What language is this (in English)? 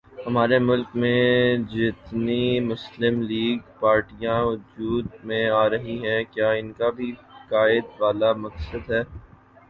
Urdu